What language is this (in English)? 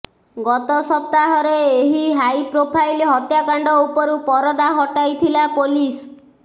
Odia